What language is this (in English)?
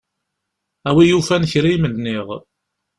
Kabyle